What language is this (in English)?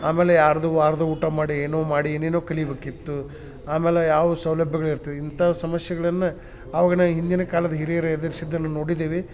Kannada